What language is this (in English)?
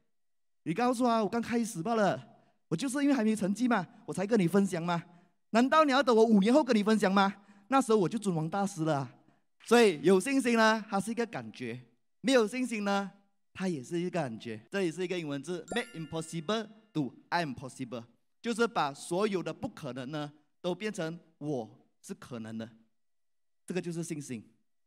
Chinese